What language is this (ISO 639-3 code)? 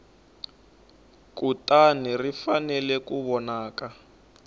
tso